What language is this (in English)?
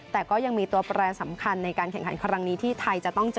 Thai